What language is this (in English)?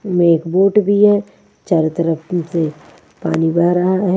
Hindi